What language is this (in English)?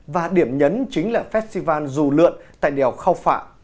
Vietnamese